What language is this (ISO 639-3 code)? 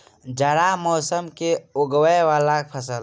mai